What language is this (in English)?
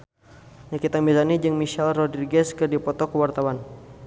Sundanese